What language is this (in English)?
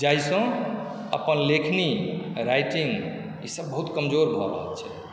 Maithili